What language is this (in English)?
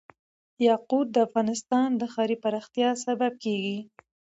Pashto